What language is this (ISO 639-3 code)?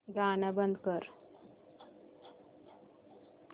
mar